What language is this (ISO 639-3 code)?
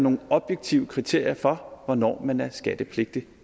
dan